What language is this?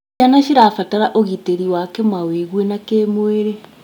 Kikuyu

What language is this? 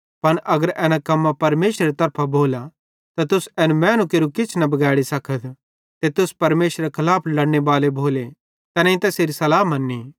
Bhadrawahi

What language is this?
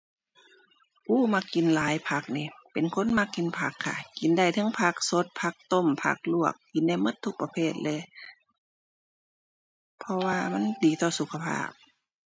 Thai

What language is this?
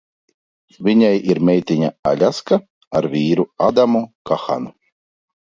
Latvian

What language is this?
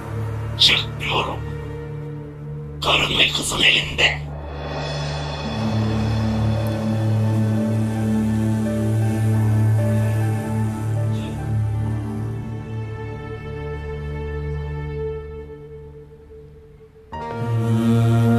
Turkish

